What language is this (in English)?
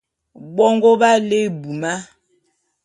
Bulu